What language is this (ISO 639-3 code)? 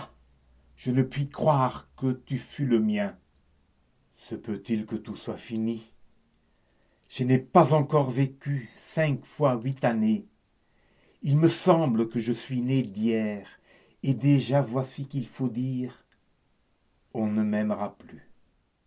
fra